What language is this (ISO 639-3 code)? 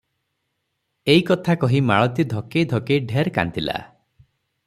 ori